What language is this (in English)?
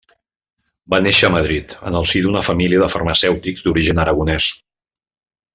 Catalan